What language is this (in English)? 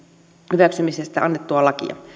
Finnish